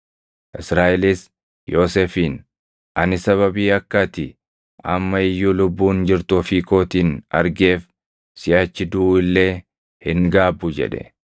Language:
Oromo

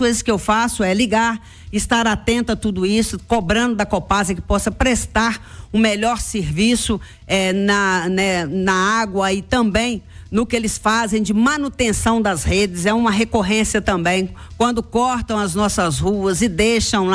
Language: Portuguese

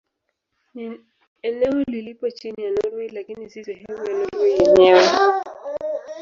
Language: Swahili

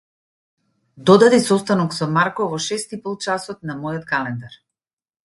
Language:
Macedonian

